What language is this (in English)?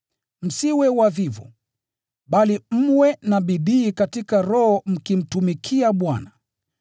Swahili